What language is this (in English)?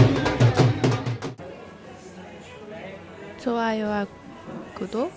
Korean